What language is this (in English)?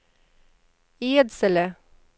Swedish